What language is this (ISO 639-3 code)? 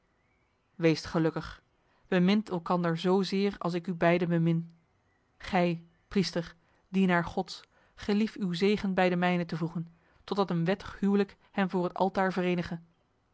nld